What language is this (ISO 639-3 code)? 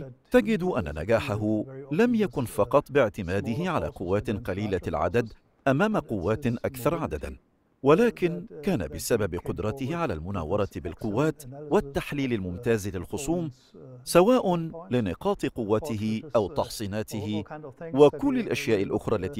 ara